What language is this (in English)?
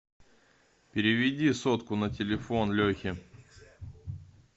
Russian